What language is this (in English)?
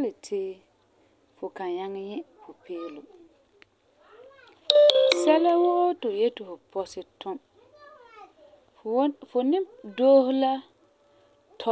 Frafra